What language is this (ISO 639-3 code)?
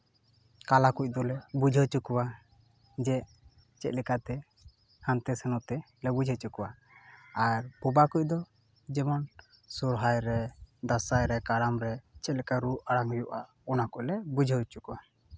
sat